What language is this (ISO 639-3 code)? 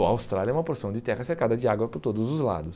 por